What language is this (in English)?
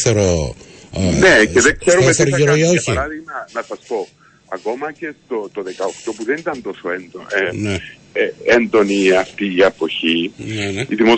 Greek